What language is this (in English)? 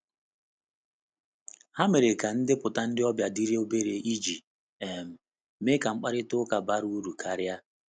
Igbo